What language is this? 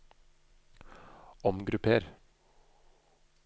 Norwegian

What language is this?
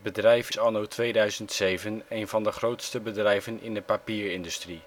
Dutch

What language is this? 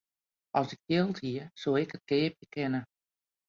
Western Frisian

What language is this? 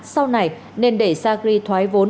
Vietnamese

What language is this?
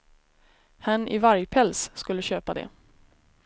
Swedish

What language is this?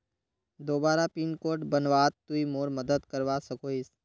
Magahi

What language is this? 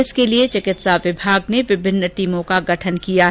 Hindi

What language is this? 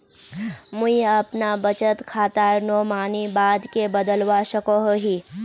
Magahi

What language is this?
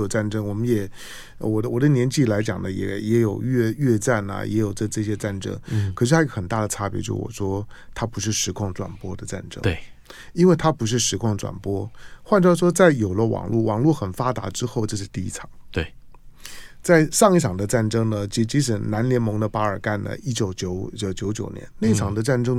Chinese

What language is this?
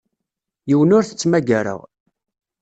Kabyle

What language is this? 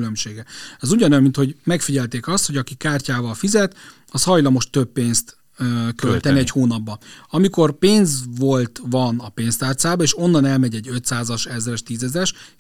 Hungarian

